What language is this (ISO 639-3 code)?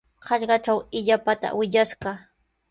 qws